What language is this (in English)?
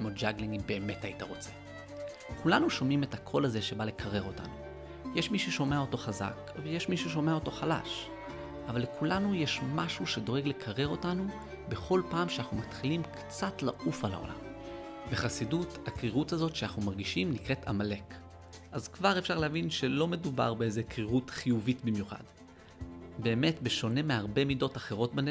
Hebrew